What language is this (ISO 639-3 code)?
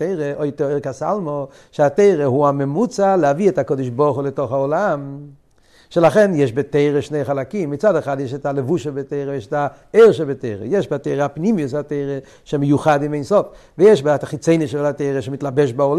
heb